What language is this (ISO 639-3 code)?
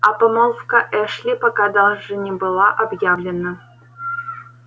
rus